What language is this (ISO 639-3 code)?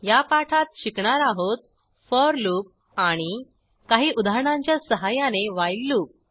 mar